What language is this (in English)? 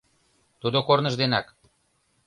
Mari